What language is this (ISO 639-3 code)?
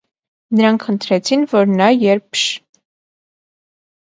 hye